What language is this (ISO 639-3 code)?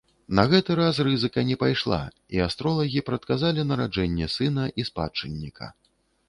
bel